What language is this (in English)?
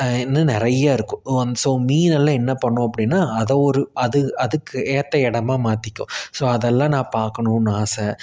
Tamil